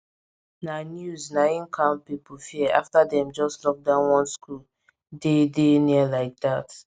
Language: Nigerian Pidgin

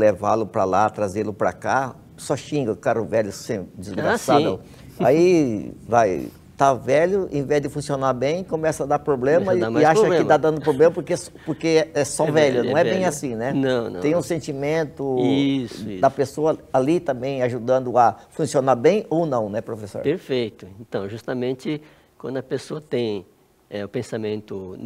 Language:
Portuguese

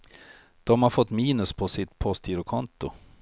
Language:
Swedish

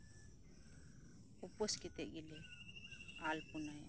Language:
Santali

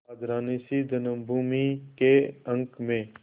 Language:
Hindi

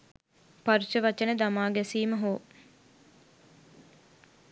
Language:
Sinhala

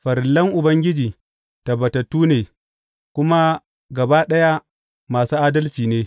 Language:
Hausa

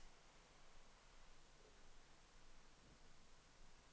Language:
Danish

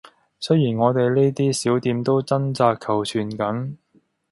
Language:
Cantonese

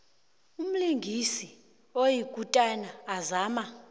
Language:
South Ndebele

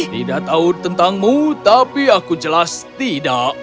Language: Indonesian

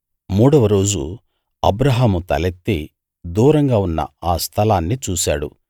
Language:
Telugu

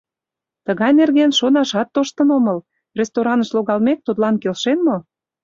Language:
Mari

